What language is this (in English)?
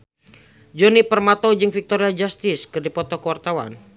Sundanese